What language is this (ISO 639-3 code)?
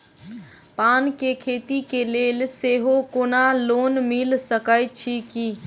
mai